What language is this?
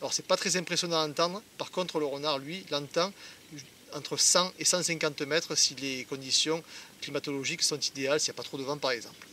French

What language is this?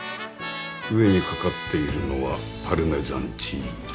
Japanese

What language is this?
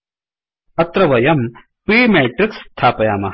Sanskrit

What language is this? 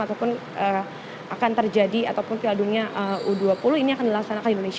Indonesian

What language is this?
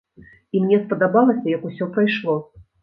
Belarusian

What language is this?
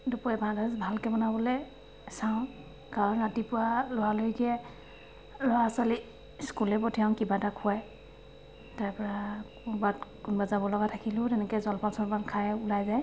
Assamese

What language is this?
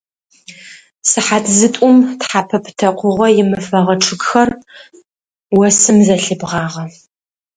Adyghe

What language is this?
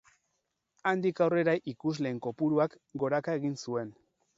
Basque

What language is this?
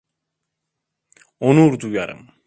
Turkish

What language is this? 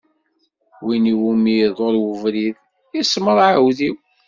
Kabyle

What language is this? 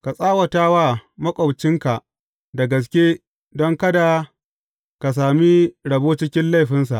Hausa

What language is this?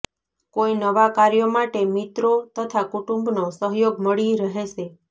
Gujarati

